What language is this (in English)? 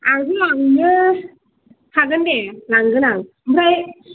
Bodo